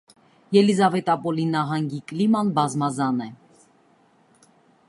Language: Armenian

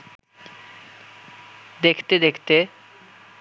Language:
Bangla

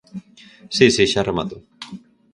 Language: Galician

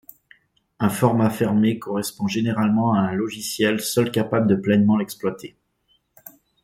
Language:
French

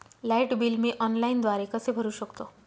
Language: Marathi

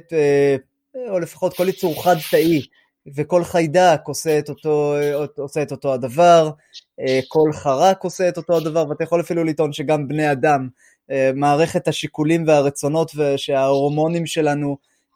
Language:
Hebrew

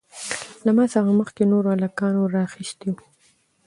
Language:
Pashto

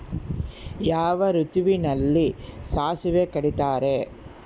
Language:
Kannada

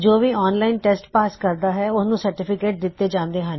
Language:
Punjabi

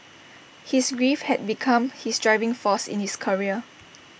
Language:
English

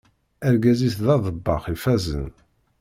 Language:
Kabyle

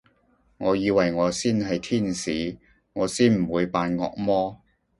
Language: Cantonese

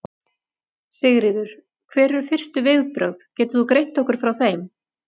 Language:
Icelandic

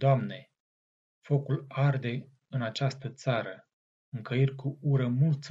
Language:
Romanian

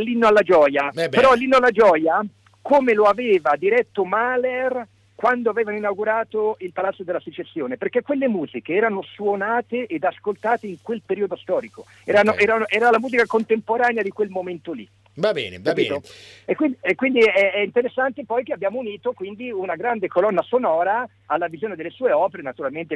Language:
Italian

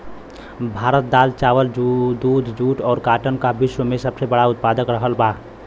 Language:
Bhojpuri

